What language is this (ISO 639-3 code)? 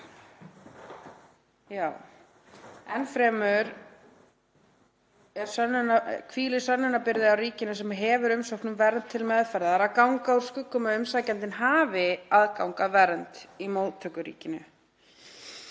isl